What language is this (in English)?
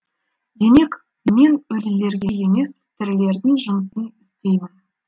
Kazakh